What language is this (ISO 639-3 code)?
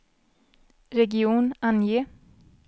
swe